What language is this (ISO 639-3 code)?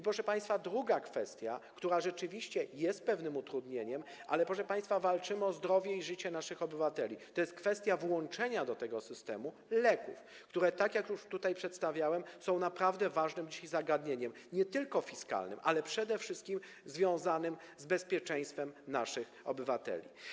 pol